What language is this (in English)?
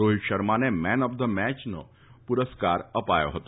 Gujarati